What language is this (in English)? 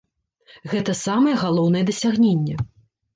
Belarusian